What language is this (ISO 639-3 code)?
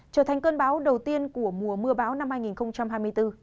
vie